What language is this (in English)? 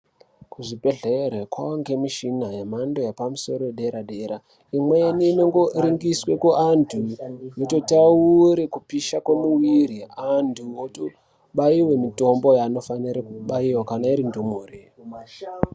Ndau